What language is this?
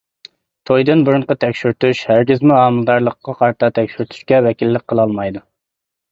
Uyghur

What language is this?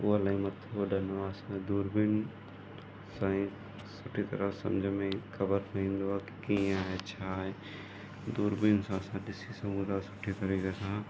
Sindhi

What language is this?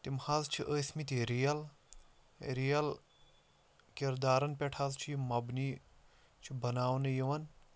Kashmiri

